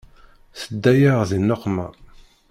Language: Kabyle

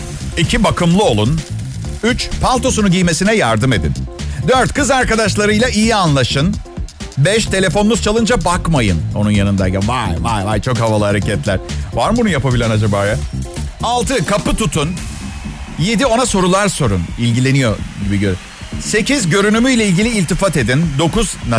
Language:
Turkish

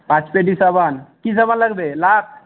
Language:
Bangla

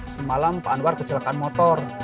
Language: Indonesian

